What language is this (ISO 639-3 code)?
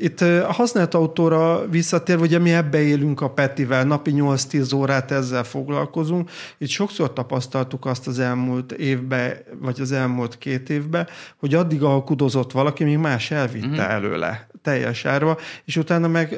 hun